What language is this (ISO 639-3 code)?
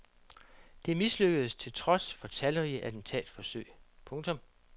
dan